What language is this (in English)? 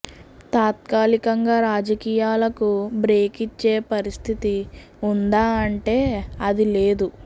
Telugu